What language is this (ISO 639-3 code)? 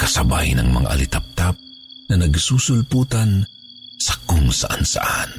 fil